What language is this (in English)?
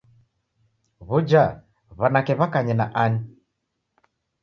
Taita